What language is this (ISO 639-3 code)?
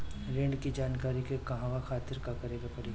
bho